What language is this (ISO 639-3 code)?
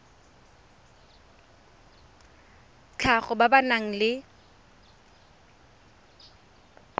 tsn